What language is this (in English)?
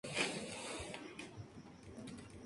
Spanish